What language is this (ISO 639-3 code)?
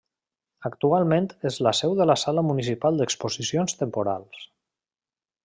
cat